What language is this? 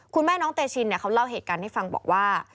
Thai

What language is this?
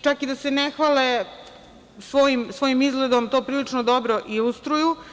Serbian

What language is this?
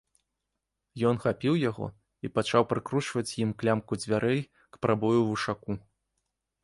Belarusian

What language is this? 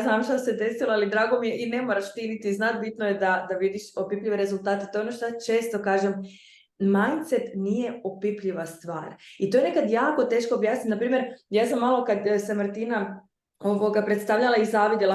Croatian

